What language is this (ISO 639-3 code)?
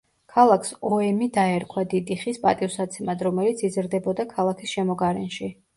kat